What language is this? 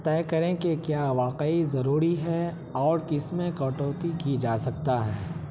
Urdu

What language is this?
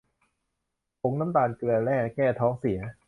Thai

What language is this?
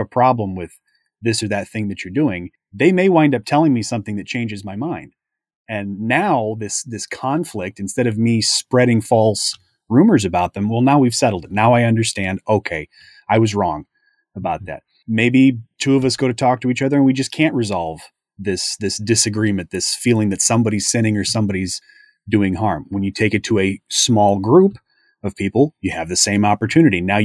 English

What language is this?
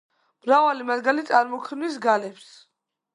Georgian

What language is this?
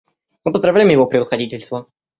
Russian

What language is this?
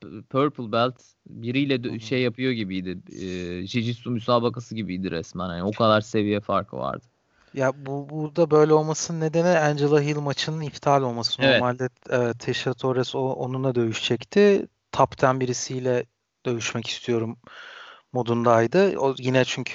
Turkish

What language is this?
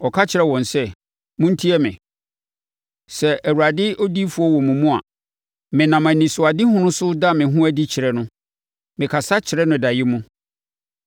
Akan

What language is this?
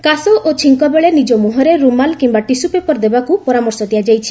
Odia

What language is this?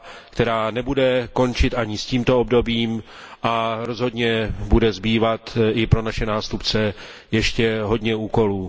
Czech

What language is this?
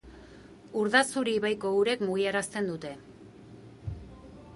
Basque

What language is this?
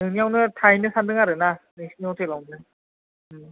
Bodo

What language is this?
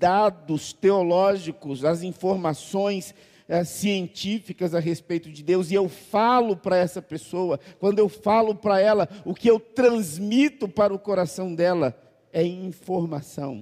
Portuguese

